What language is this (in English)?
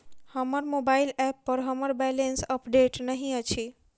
Maithili